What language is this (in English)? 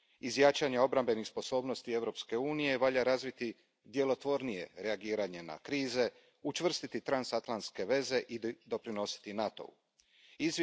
Croatian